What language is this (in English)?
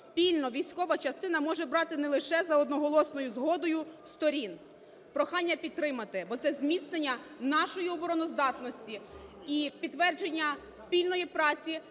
Ukrainian